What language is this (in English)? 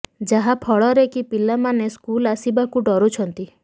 Odia